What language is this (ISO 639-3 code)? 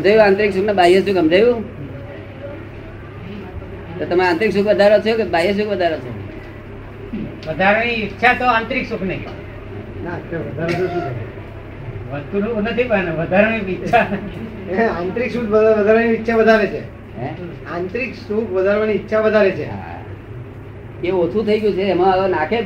guj